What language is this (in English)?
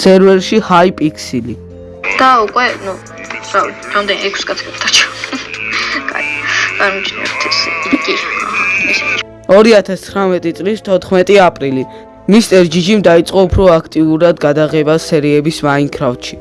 English